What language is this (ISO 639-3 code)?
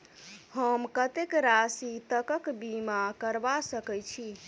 mai